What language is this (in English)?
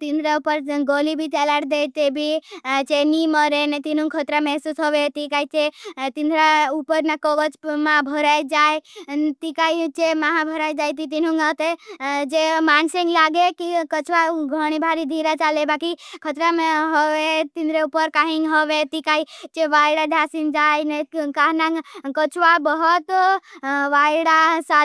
Bhili